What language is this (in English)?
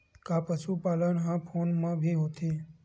Chhattisgarhi